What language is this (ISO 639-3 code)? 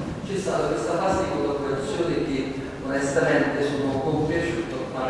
ita